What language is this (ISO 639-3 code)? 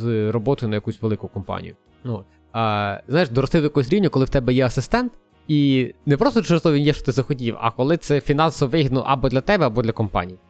ukr